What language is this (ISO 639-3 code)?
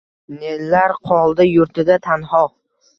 uzb